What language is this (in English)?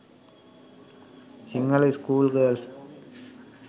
Sinhala